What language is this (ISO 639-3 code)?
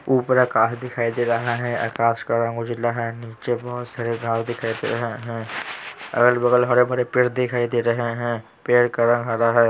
hin